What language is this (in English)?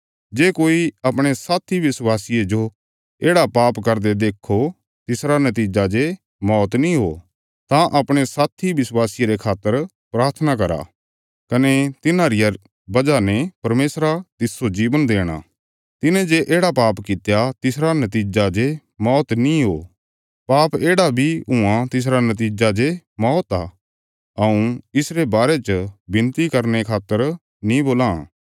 Bilaspuri